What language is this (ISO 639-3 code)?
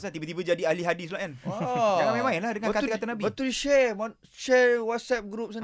msa